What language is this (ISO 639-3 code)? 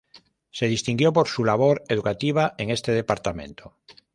spa